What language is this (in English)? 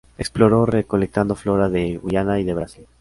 Spanish